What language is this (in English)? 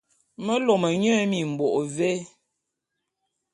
Bulu